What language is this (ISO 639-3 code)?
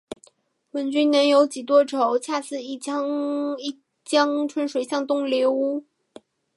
zho